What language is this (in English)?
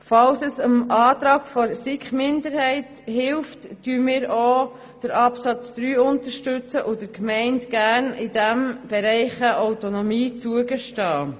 Swiss German